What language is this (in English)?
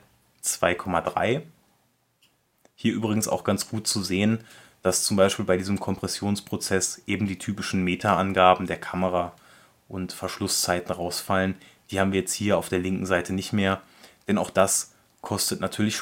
German